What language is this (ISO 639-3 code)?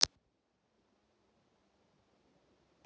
rus